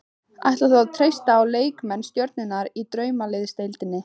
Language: Icelandic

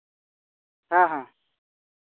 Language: Santali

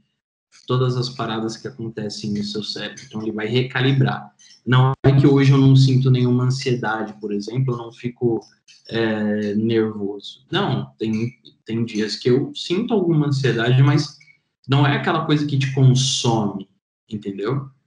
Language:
Portuguese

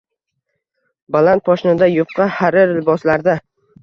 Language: Uzbek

